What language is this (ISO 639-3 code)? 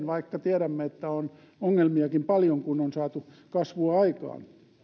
fin